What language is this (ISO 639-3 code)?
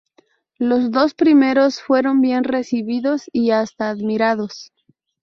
spa